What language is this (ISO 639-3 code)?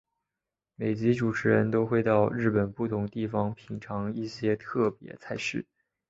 zho